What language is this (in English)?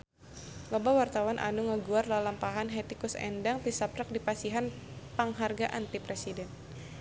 Sundanese